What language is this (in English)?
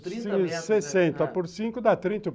Portuguese